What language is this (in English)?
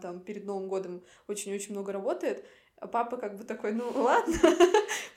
Russian